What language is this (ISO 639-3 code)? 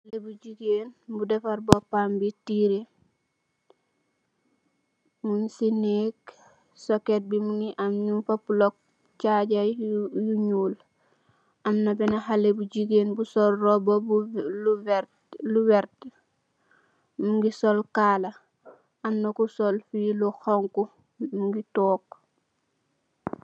wol